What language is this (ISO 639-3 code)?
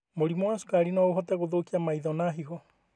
kik